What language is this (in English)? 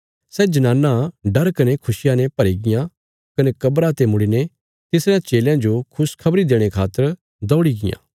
Bilaspuri